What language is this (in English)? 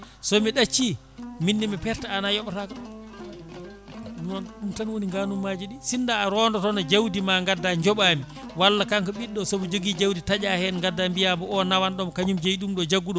Fula